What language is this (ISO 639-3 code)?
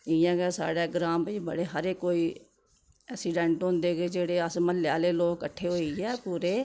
doi